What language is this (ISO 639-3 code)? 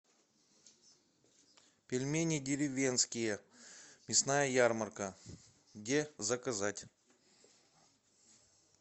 rus